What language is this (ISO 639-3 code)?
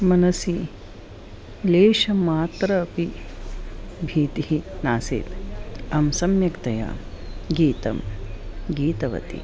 san